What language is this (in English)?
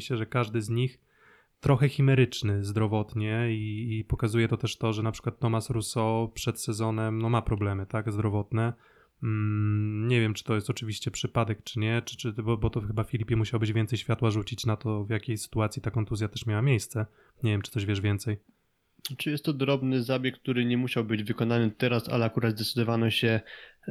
Polish